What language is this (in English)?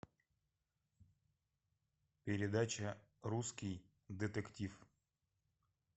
Russian